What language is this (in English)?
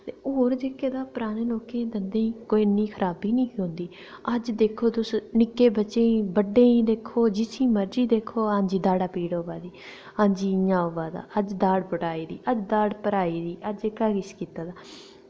Dogri